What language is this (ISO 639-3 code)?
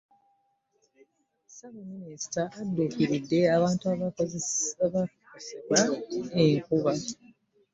lug